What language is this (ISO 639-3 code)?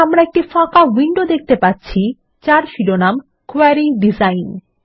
ben